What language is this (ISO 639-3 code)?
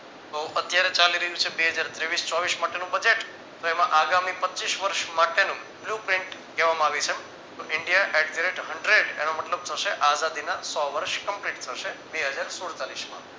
guj